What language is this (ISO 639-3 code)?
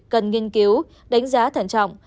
vie